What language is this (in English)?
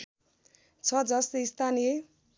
Nepali